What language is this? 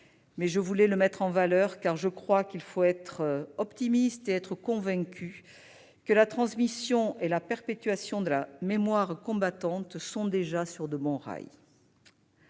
French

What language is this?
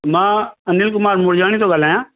Sindhi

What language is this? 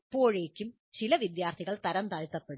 Malayalam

